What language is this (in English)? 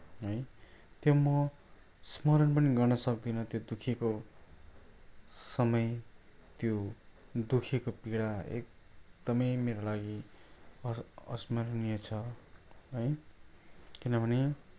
Nepali